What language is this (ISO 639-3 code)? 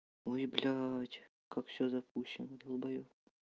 rus